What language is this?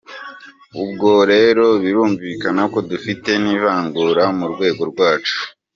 Kinyarwanda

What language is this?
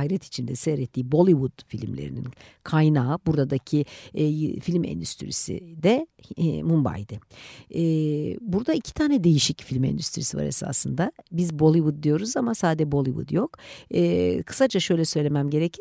Turkish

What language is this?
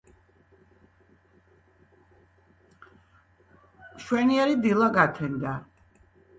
Georgian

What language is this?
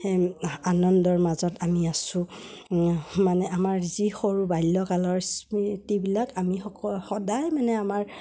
Assamese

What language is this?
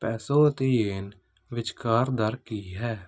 Punjabi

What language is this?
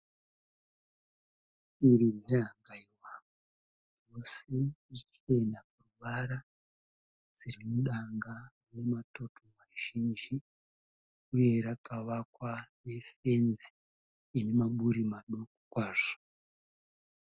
Shona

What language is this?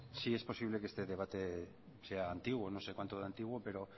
Spanish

